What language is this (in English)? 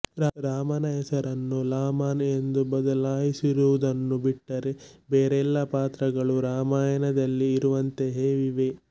Kannada